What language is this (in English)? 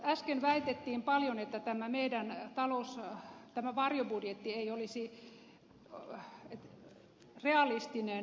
Finnish